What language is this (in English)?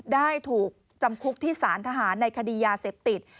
Thai